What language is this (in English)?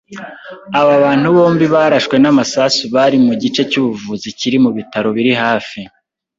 Kinyarwanda